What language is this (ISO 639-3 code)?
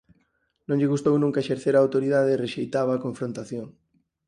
glg